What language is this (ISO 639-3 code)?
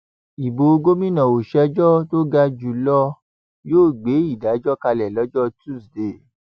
yor